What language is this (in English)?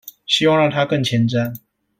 Chinese